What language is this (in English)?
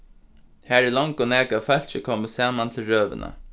Faroese